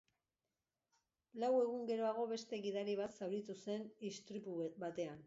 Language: Basque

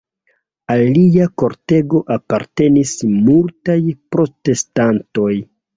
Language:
Esperanto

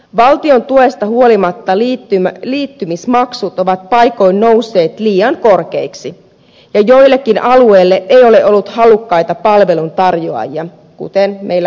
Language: Finnish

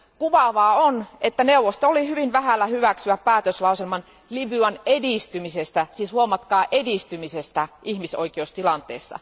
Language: Finnish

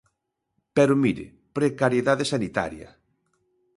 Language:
Galician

